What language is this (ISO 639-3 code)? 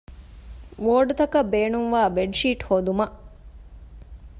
div